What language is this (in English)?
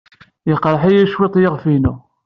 Kabyle